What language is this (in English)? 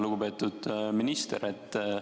Estonian